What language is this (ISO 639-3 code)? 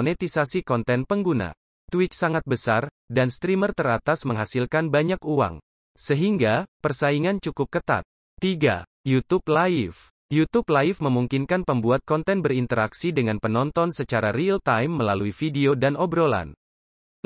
ind